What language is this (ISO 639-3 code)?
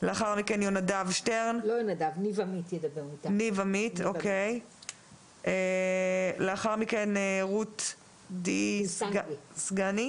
heb